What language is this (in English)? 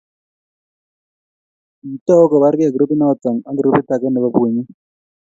Kalenjin